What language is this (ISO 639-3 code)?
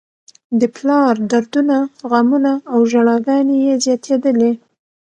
pus